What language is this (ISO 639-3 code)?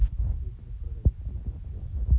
rus